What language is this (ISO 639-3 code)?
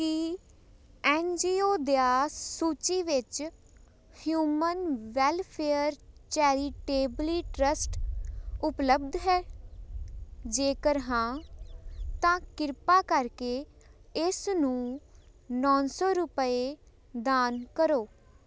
pan